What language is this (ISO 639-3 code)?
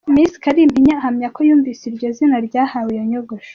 kin